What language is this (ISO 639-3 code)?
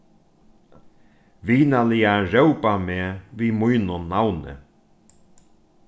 fao